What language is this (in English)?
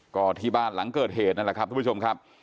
Thai